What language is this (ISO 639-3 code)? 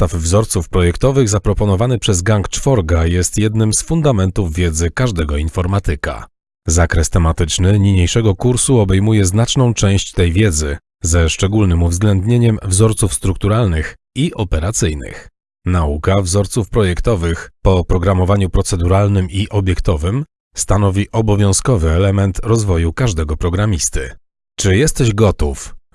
pol